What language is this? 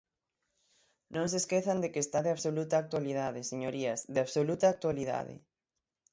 Galician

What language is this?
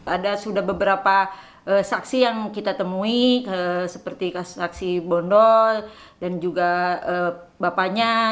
Indonesian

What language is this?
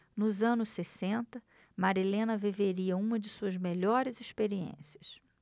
Portuguese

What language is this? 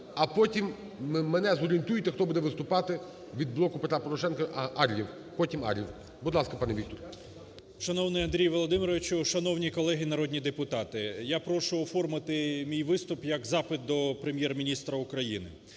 Ukrainian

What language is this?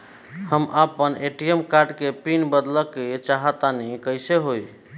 Bhojpuri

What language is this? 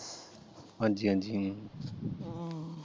Punjabi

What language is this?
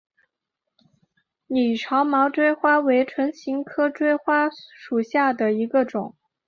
Chinese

